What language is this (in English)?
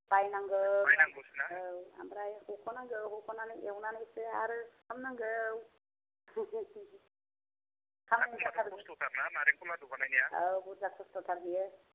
Bodo